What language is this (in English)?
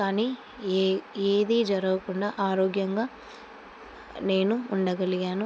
Telugu